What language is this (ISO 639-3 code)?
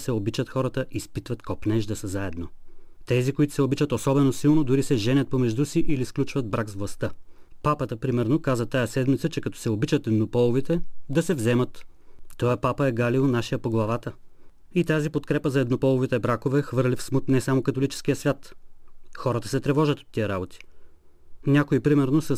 bul